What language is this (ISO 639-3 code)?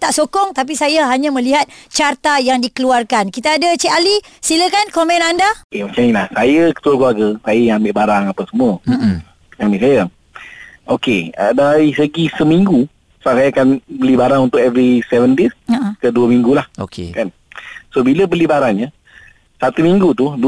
msa